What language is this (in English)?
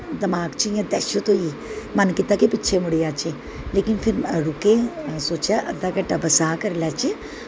Dogri